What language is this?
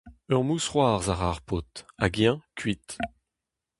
Breton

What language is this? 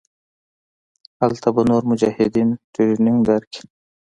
Pashto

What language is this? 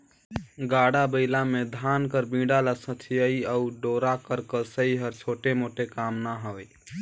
Chhattisgarhi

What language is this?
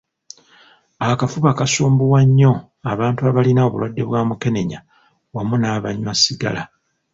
Ganda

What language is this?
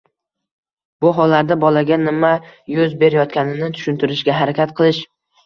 Uzbek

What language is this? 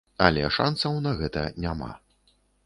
Belarusian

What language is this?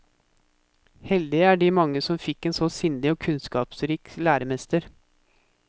Norwegian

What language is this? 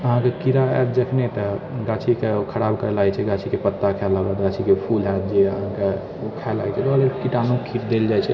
Maithili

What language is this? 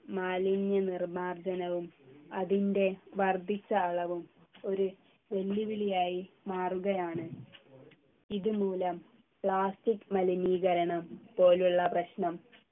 Malayalam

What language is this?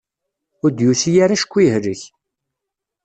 Kabyle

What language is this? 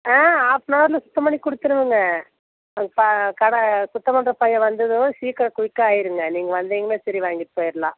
Tamil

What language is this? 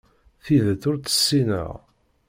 Kabyle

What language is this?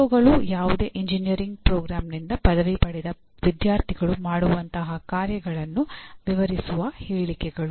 Kannada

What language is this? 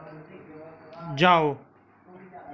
Dogri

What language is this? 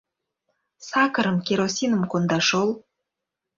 Mari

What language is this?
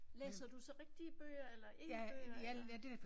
Danish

